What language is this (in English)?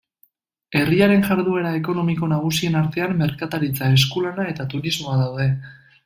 Basque